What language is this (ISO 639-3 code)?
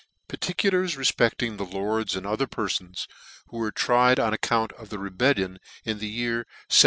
eng